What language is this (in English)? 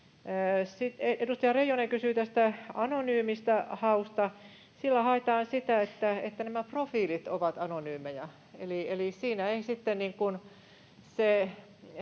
Finnish